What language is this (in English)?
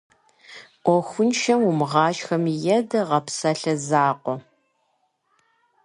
Kabardian